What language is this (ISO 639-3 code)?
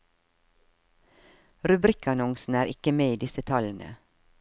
nor